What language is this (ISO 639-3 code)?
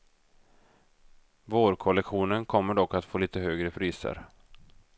swe